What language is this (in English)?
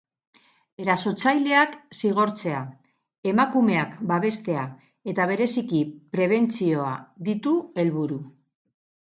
Basque